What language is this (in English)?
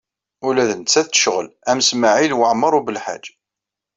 Kabyle